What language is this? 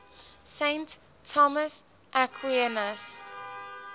English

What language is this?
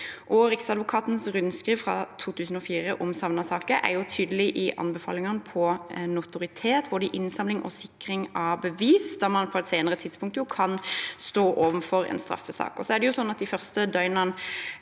Norwegian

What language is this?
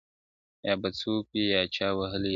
Pashto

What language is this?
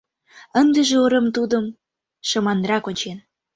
Mari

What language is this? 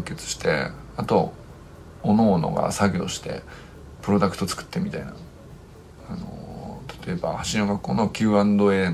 Japanese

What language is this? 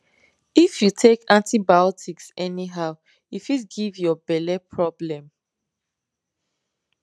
Nigerian Pidgin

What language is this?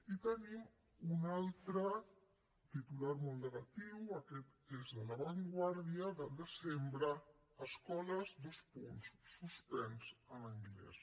Catalan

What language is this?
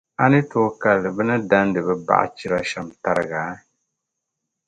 Dagbani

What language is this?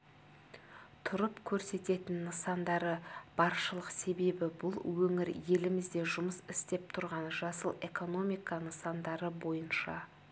Kazakh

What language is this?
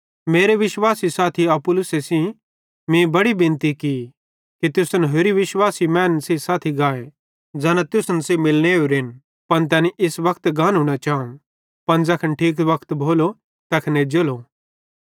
Bhadrawahi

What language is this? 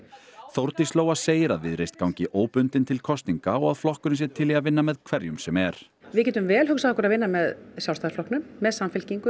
Icelandic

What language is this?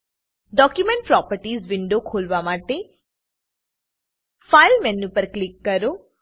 Gujarati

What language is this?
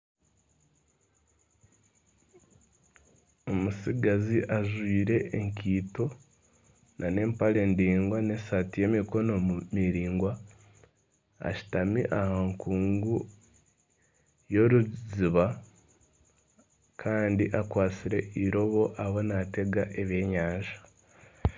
Nyankole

